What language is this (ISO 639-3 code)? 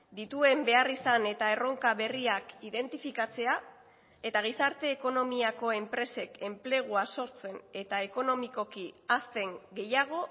eus